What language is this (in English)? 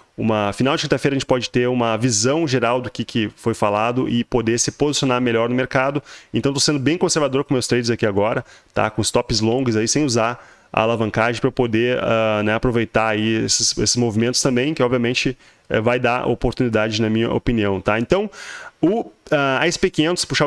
Portuguese